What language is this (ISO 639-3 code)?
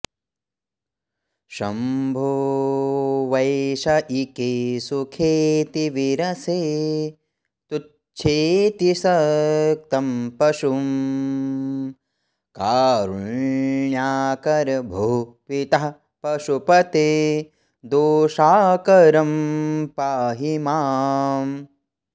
san